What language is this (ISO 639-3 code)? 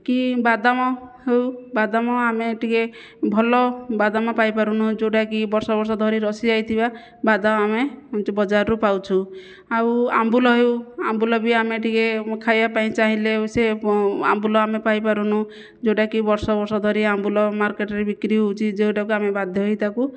ori